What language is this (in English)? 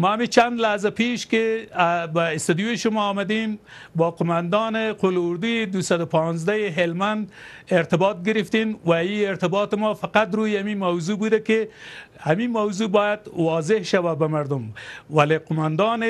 Persian